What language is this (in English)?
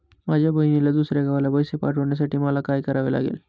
Marathi